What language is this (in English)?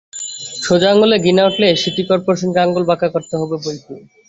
Bangla